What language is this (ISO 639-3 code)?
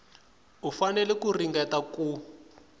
tso